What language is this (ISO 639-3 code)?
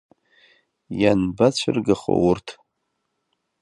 abk